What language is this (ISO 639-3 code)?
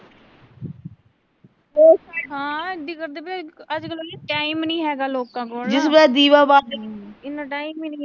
pan